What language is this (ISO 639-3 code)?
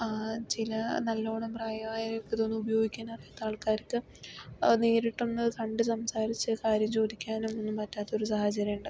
mal